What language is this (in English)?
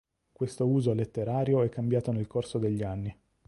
Italian